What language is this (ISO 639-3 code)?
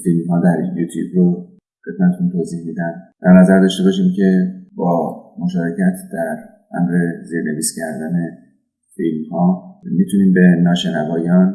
fas